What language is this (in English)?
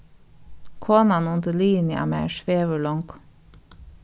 Faroese